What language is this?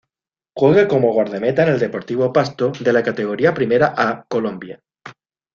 Spanish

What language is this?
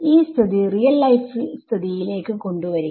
Malayalam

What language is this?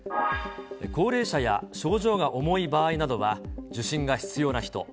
Japanese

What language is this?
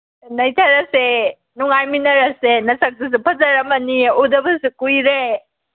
Manipuri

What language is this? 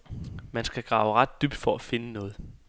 Danish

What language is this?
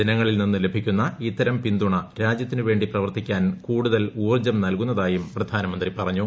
Malayalam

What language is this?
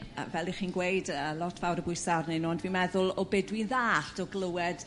Welsh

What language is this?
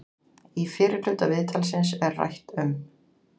Icelandic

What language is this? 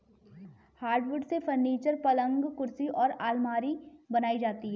Hindi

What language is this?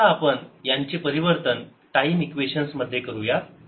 Marathi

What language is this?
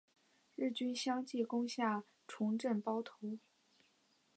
Chinese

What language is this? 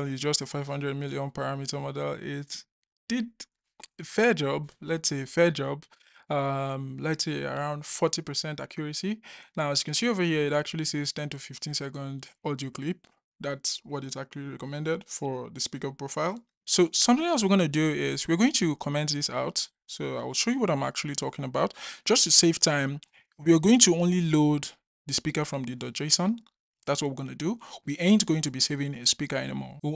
English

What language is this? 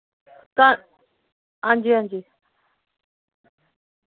Dogri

